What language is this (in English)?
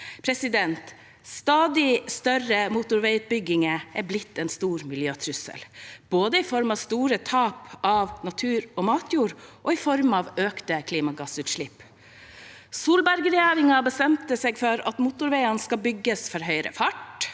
Norwegian